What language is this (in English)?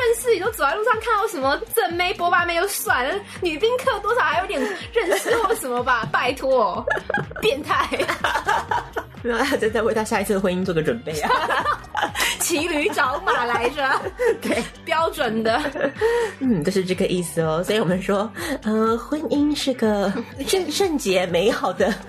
Chinese